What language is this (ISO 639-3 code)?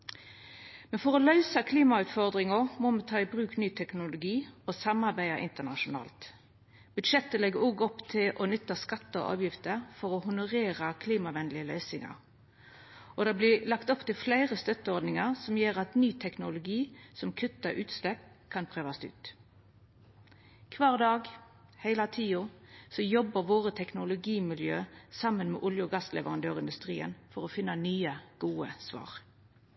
nno